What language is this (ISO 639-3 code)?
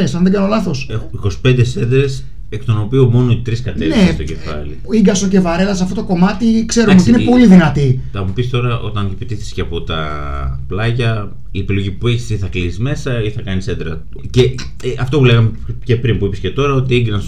ell